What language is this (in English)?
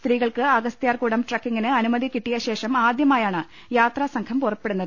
Malayalam